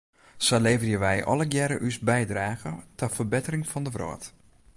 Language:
Western Frisian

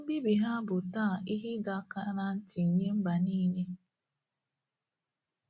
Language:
Igbo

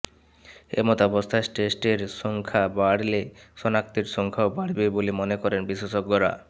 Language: Bangla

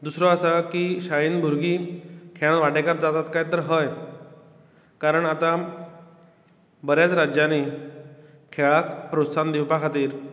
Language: Konkani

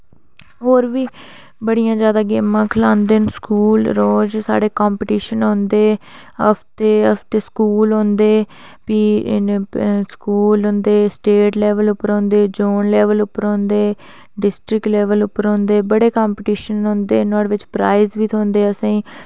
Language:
Dogri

